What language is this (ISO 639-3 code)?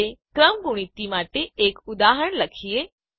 guj